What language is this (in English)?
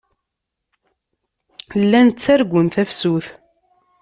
Kabyle